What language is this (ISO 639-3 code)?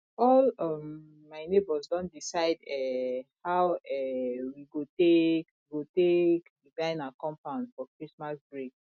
pcm